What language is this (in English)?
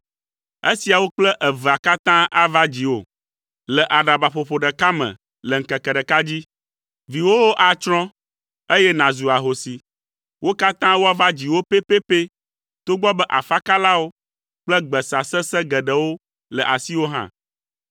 Ewe